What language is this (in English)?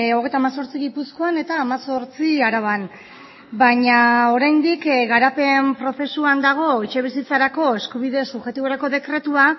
Basque